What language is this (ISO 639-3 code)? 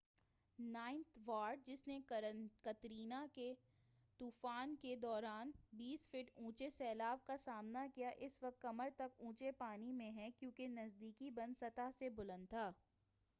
urd